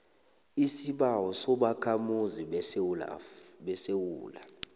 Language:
South Ndebele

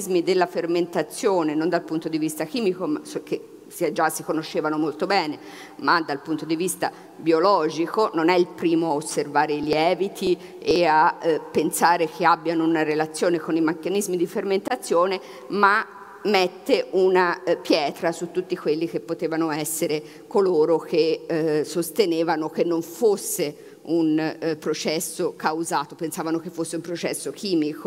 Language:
Italian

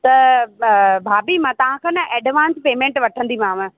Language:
Sindhi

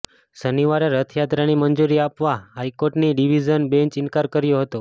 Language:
Gujarati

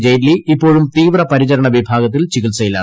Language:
Malayalam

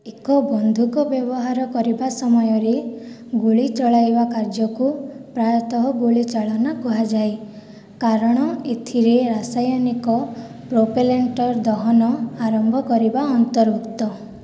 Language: Odia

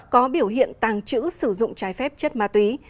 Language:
Vietnamese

